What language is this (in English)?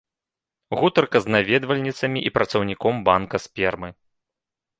Belarusian